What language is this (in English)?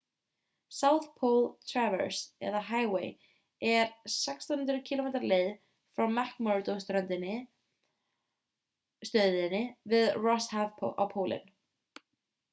Icelandic